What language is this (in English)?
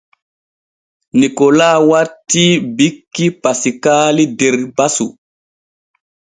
Borgu Fulfulde